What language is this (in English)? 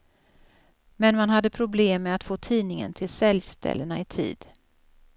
Swedish